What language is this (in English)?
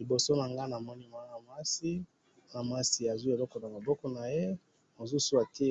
Lingala